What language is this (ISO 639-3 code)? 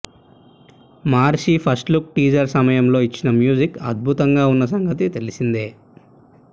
tel